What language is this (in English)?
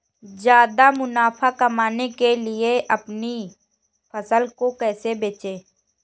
Hindi